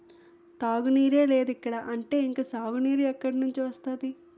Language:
Telugu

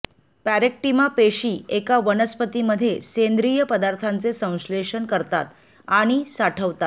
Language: Marathi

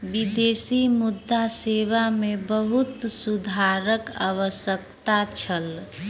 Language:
Maithili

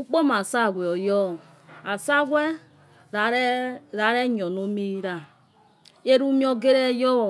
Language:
Yekhee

